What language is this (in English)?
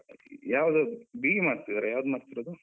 Kannada